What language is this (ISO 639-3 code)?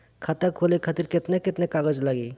bho